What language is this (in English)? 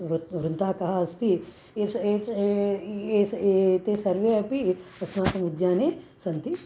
Sanskrit